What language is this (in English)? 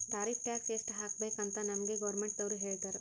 Kannada